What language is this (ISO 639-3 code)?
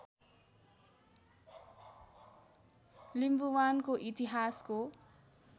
nep